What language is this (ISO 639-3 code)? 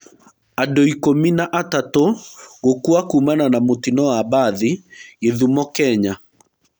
kik